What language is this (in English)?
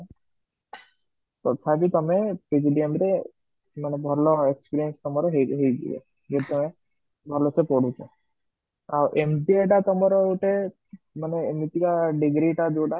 Odia